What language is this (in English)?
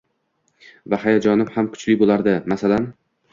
Uzbek